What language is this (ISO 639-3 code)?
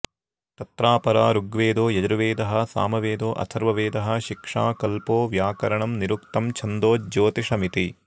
san